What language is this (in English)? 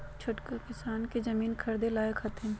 Magahi